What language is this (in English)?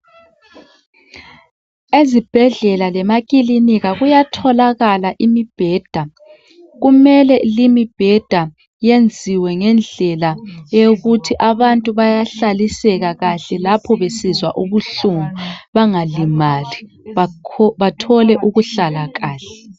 North Ndebele